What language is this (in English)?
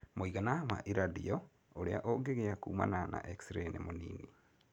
Kikuyu